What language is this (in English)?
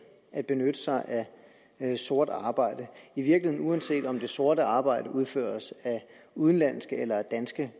Danish